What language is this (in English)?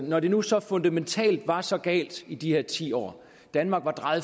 Danish